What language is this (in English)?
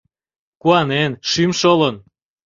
Mari